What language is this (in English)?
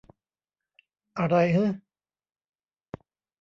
Thai